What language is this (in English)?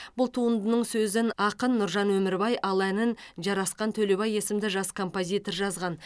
Kazakh